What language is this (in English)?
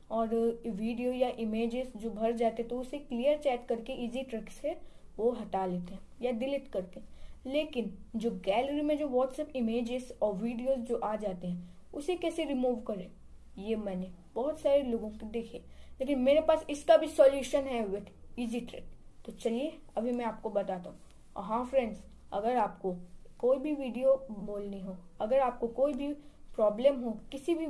Hindi